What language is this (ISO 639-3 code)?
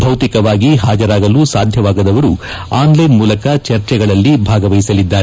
kan